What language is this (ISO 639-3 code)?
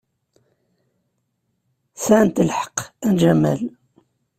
kab